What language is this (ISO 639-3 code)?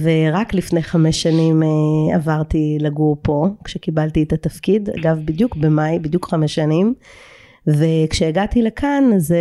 heb